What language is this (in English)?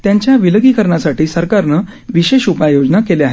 Marathi